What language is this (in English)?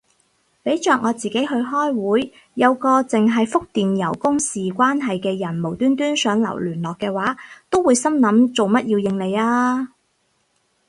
Cantonese